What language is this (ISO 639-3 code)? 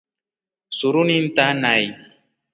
rof